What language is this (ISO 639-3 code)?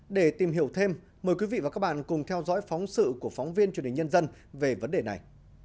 vie